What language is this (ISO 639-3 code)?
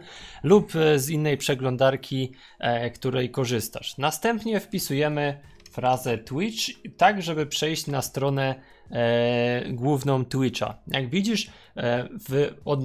pol